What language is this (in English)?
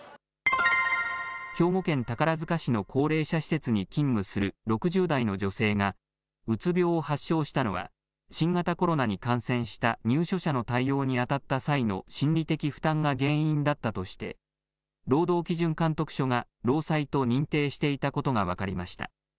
Japanese